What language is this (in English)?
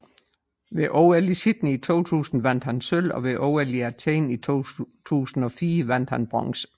Danish